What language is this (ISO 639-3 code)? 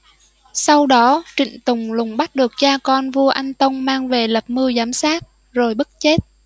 vie